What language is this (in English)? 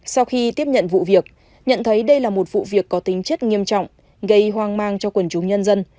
Vietnamese